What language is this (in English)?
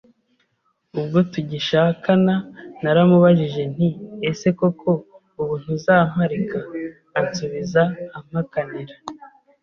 Kinyarwanda